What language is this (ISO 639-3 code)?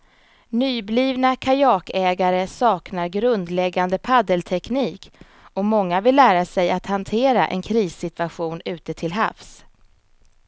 swe